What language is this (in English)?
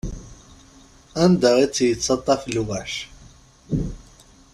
Kabyle